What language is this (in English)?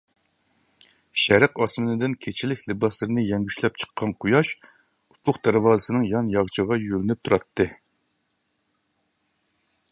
Uyghur